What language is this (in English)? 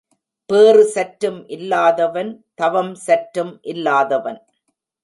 Tamil